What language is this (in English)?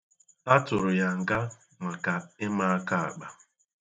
Igbo